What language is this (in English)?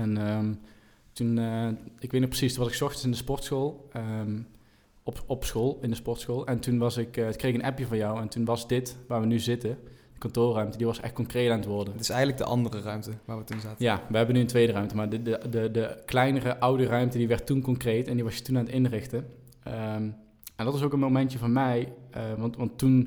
Dutch